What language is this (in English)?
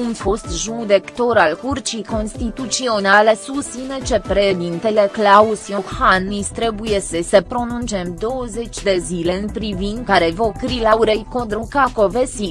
Romanian